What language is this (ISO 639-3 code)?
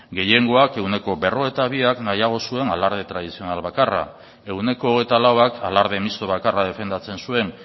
eus